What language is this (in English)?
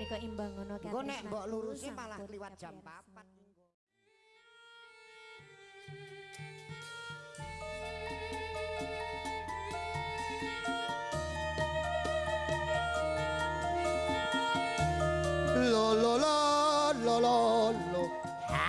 Indonesian